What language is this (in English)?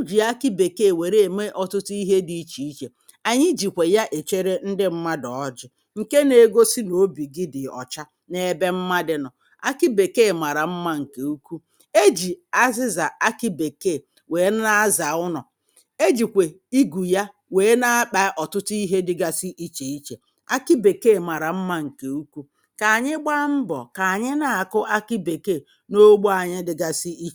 Igbo